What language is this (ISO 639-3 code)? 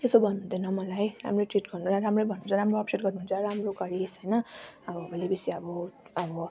nep